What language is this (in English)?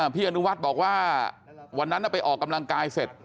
Thai